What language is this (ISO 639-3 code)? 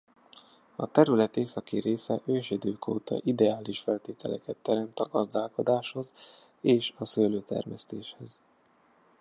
hun